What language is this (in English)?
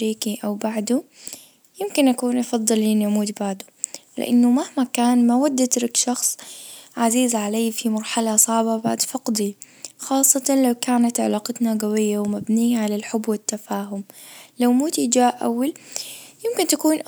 Najdi Arabic